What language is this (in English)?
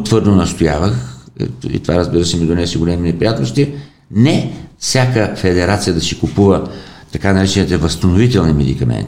Bulgarian